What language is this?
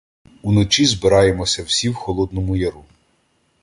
Ukrainian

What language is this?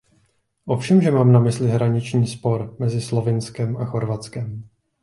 Czech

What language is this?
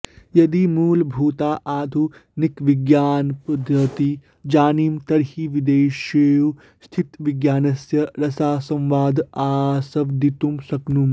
Sanskrit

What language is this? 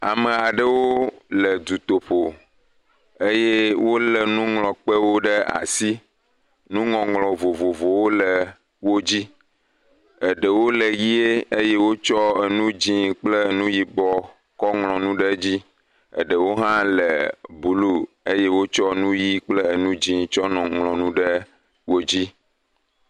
Ewe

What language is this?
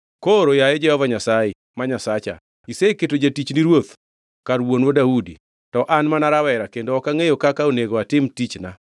Luo (Kenya and Tanzania)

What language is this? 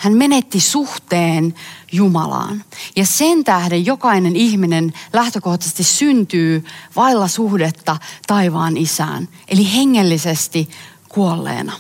Finnish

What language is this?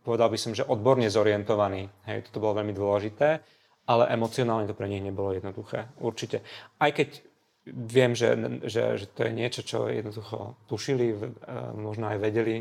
Slovak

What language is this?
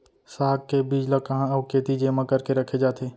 Chhattisgarhi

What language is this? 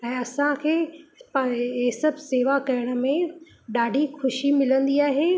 Sindhi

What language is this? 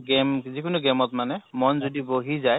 Assamese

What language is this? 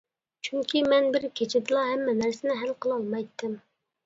Uyghur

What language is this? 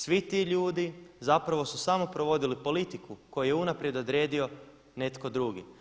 Croatian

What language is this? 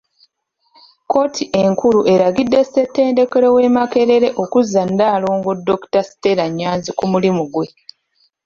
Ganda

